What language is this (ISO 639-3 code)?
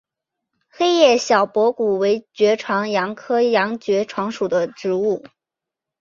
zho